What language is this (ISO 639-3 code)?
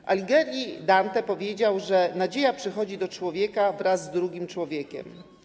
pol